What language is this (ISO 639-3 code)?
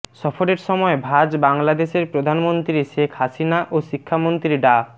ben